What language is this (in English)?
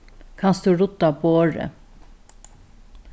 Faroese